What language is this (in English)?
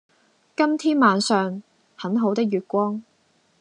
Cantonese